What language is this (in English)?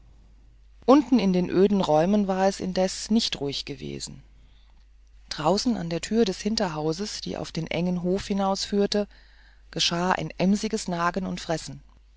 German